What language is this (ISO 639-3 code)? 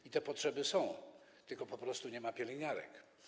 pol